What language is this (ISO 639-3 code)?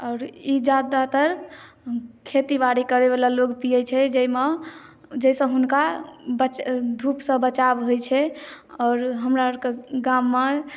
mai